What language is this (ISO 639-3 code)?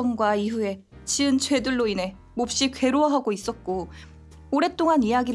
kor